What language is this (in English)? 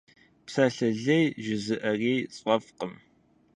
Kabardian